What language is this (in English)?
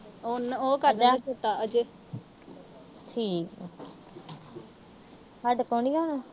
Punjabi